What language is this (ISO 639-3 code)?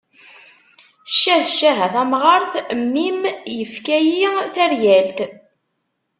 kab